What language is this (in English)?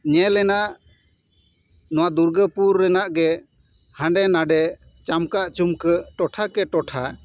Santali